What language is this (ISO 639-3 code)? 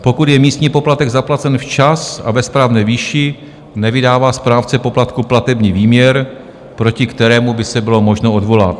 ces